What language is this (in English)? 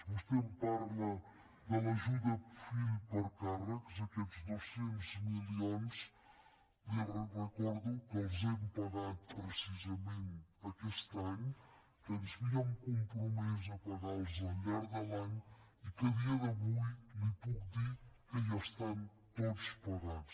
Catalan